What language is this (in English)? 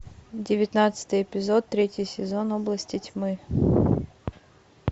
Russian